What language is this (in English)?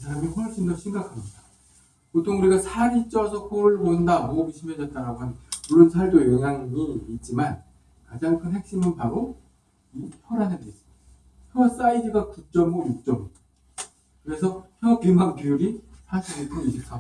Korean